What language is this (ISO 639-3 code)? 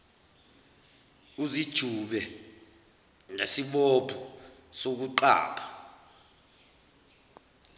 zul